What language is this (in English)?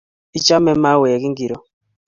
Kalenjin